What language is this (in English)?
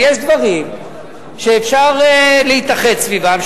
Hebrew